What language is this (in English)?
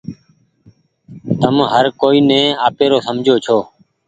Goaria